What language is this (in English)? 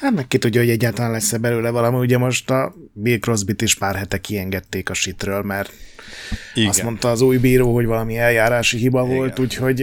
Hungarian